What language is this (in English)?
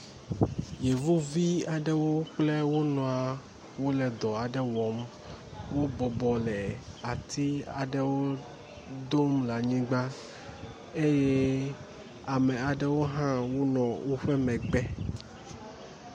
Ewe